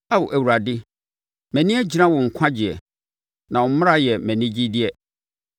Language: Akan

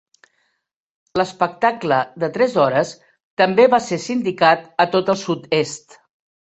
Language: Catalan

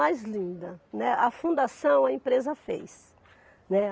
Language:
Portuguese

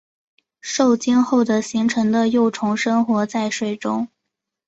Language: Chinese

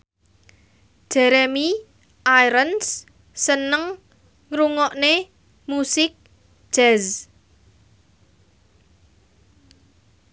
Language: Javanese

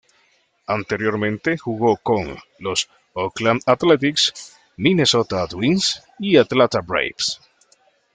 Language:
Spanish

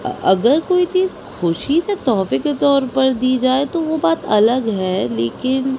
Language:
Urdu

